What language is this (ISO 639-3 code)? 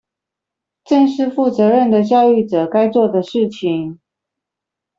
zho